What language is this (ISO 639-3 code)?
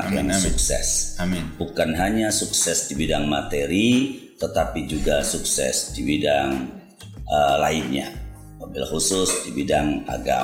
ind